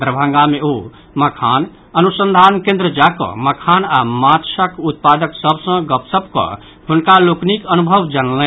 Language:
Maithili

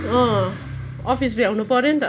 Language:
Nepali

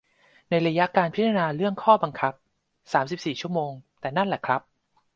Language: Thai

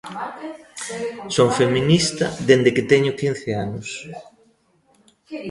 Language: Galician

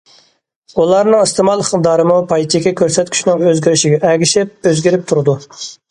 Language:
Uyghur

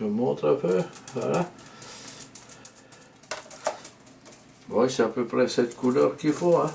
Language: French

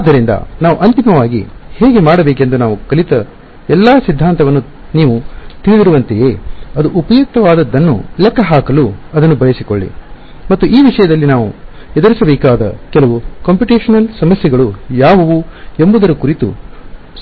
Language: Kannada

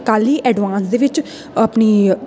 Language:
Punjabi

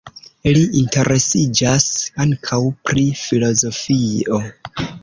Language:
Esperanto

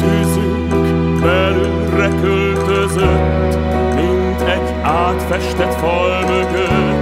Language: Romanian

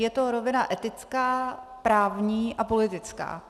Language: Czech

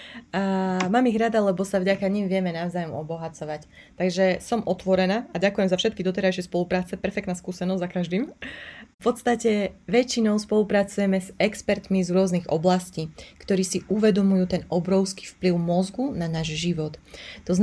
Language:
Slovak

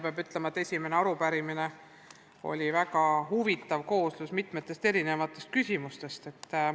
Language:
Estonian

